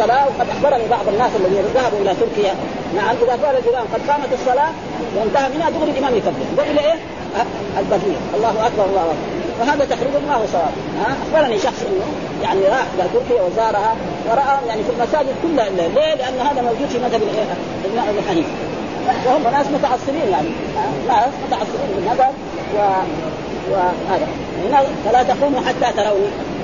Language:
Arabic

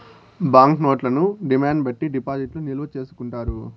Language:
Telugu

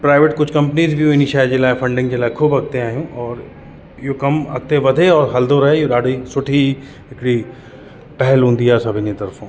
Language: Sindhi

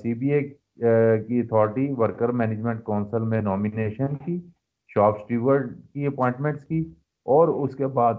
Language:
Urdu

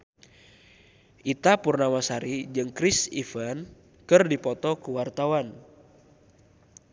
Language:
Sundanese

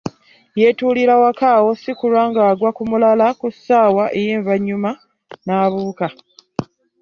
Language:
Ganda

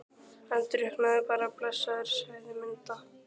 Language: Icelandic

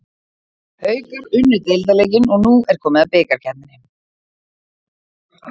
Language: Icelandic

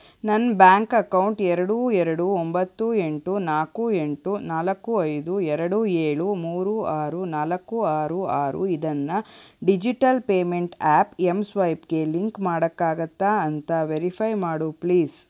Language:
Kannada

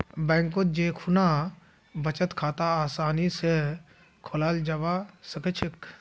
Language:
Magahi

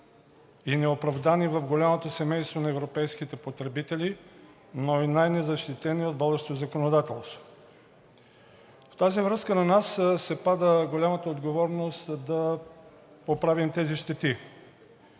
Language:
Bulgarian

